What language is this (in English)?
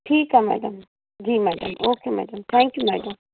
Sindhi